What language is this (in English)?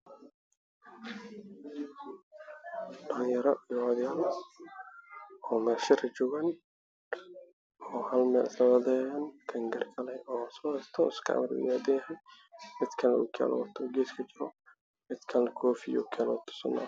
Somali